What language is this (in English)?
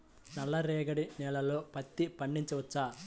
Telugu